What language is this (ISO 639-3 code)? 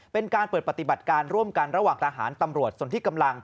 tha